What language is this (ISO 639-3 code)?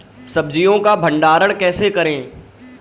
hin